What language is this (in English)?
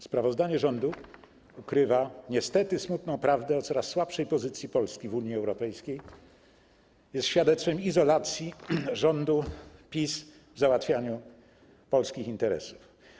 Polish